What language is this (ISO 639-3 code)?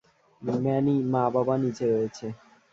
ben